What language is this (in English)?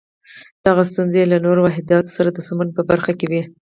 Pashto